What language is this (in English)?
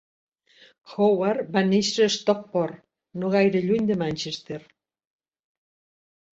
Catalan